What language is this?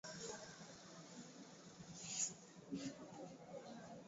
Swahili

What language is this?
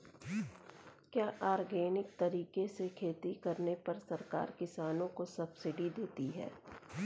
Hindi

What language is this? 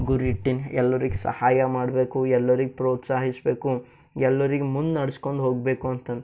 Kannada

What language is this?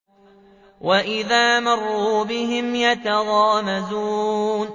Arabic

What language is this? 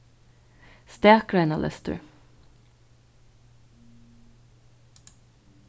Faroese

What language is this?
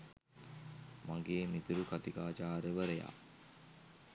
Sinhala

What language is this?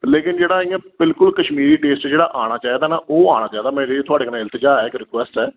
Dogri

